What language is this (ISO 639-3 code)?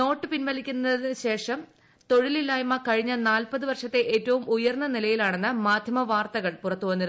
mal